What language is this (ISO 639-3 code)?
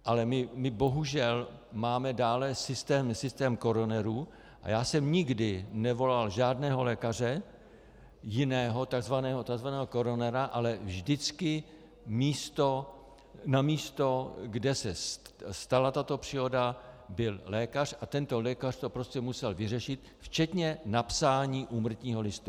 ces